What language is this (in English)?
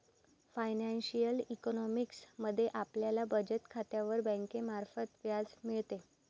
Marathi